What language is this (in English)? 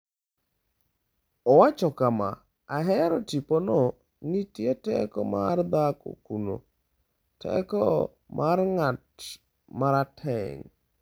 Luo (Kenya and Tanzania)